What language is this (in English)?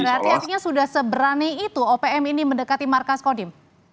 Indonesian